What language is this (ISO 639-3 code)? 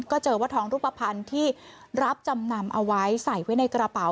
tha